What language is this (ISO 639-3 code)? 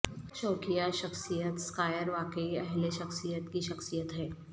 urd